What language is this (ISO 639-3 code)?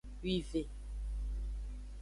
ajg